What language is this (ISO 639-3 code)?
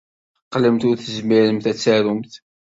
kab